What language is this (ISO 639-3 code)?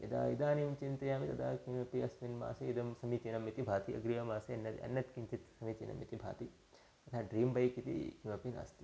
san